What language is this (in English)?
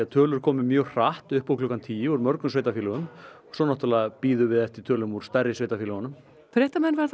Icelandic